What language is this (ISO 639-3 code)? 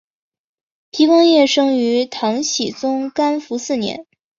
zho